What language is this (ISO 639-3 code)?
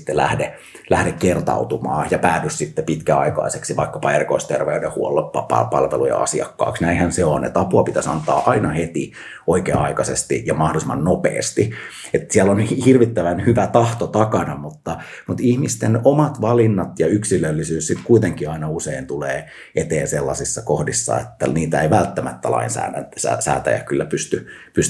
fin